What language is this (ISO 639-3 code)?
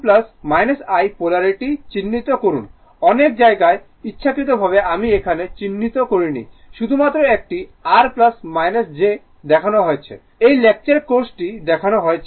ben